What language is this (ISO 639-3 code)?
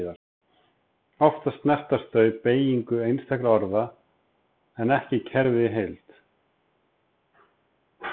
isl